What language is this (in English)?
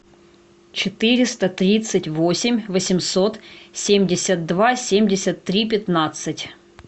Russian